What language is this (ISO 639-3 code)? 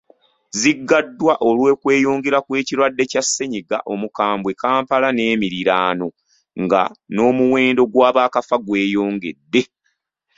lug